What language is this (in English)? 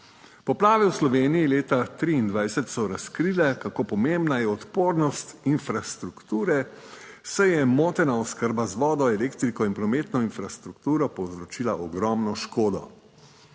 Slovenian